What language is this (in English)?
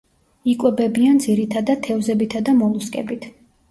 Georgian